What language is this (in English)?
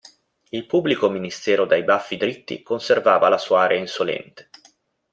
Italian